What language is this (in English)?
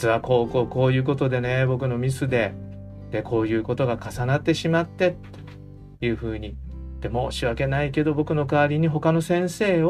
Japanese